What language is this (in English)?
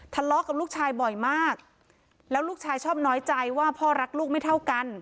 Thai